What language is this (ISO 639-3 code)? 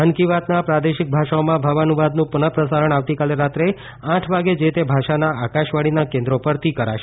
guj